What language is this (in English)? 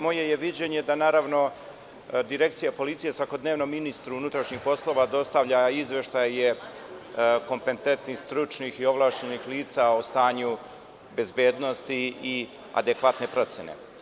Serbian